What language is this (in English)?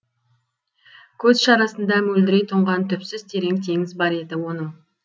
Kazakh